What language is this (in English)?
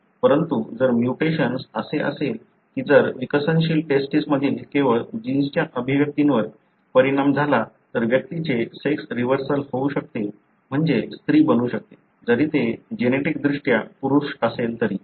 Marathi